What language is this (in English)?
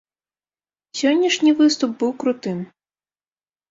Belarusian